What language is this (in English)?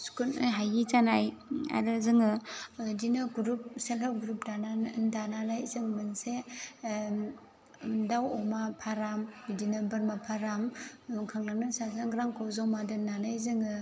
Bodo